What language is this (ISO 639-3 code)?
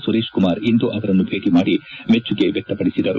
kan